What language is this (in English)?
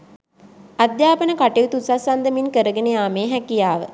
Sinhala